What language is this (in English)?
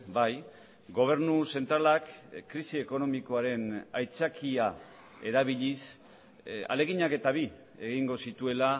Basque